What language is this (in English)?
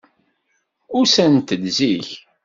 Kabyle